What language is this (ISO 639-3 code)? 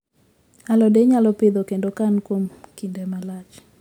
luo